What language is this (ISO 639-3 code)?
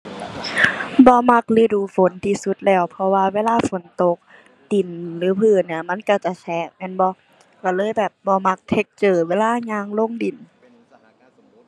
tha